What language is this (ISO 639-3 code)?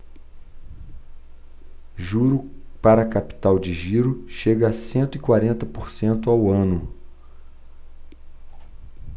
por